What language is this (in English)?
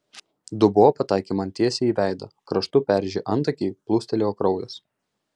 Lithuanian